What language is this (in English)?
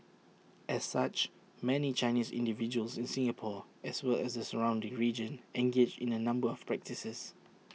English